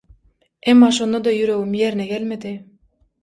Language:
Turkmen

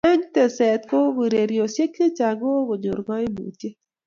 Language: Kalenjin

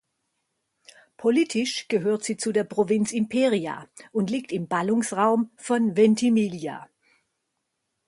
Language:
German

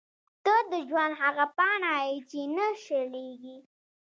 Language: Pashto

